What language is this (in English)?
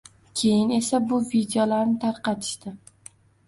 Uzbek